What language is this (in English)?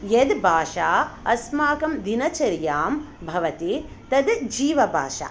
Sanskrit